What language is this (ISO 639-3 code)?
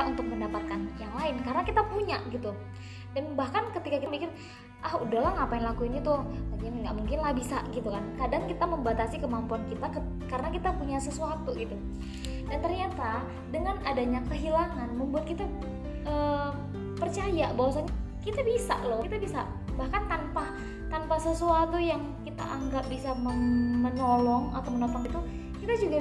ind